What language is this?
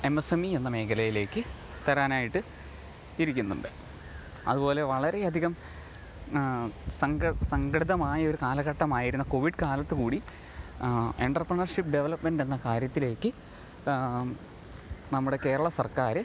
Malayalam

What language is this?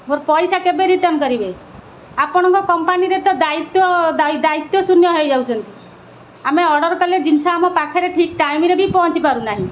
Odia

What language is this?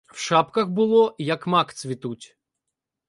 Ukrainian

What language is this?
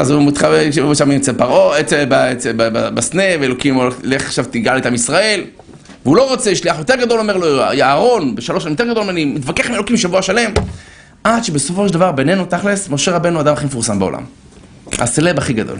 Hebrew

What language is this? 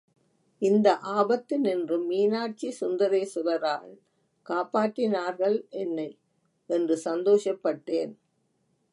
Tamil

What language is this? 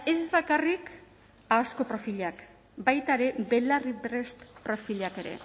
Basque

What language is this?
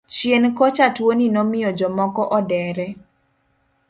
Luo (Kenya and Tanzania)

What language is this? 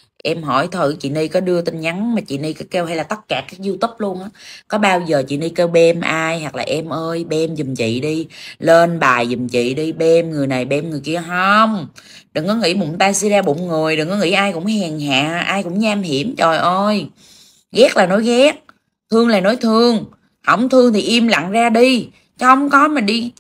Vietnamese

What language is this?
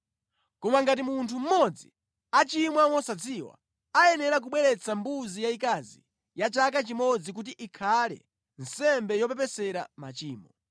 Nyanja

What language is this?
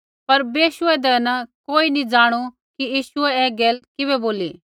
Kullu Pahari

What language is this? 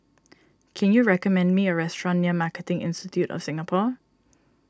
English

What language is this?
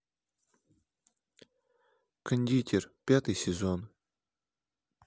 Russian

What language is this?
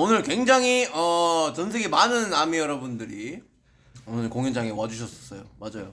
Korean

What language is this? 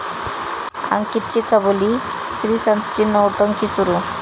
Marathi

